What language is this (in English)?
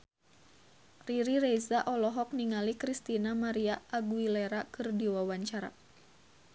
Sundanese